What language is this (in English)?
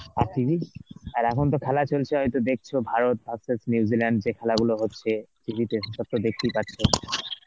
Bangla